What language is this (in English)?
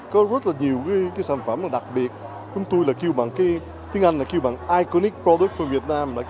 Vietnamese